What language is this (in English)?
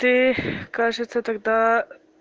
Russian